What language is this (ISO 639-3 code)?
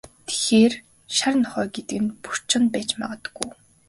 mon